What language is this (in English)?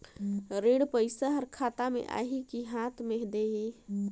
Chhattisgarhi